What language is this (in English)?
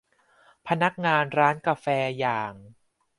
Thai